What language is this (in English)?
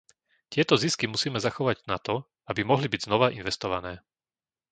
Slovak